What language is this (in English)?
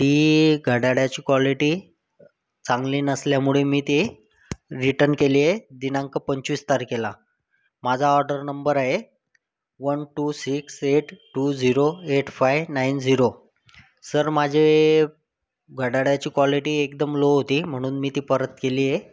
Marathi